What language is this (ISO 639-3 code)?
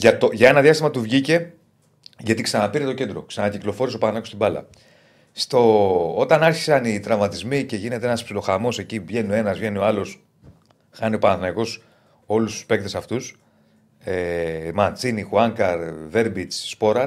ell